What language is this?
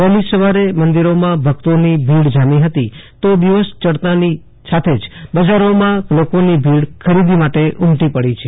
Gujarati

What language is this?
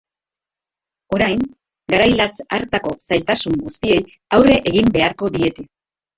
Basque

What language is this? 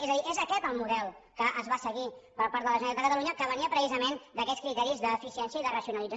Catalan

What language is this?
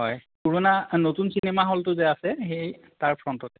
Assamese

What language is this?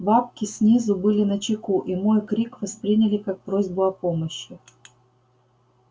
Russian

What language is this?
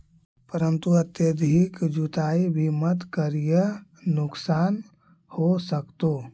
Magahi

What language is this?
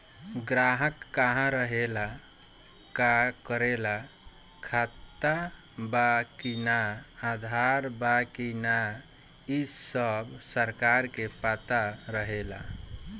Bhojpuri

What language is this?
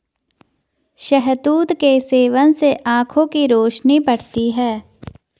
Hindi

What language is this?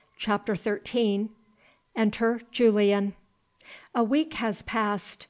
English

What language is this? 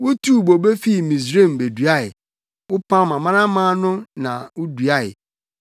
Akan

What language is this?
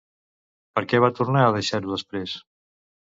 Catalan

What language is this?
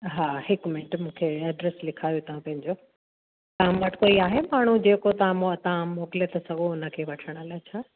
Sindhi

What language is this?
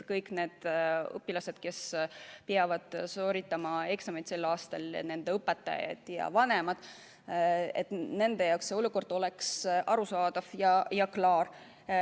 Estonian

